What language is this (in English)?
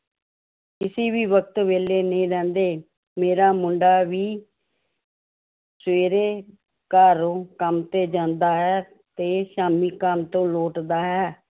Punjabi